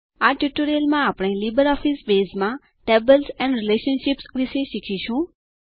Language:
Gujarati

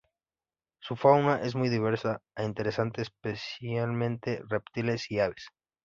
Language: Spanish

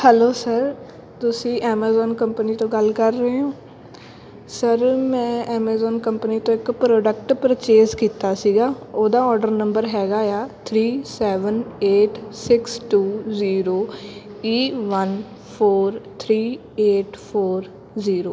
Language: Punjabi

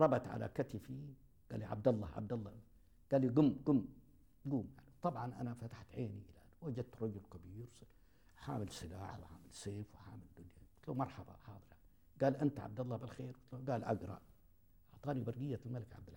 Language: Arabic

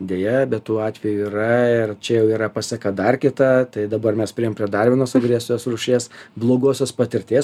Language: Lithuanian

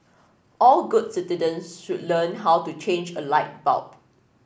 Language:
English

